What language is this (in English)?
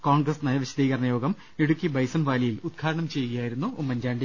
Malayalam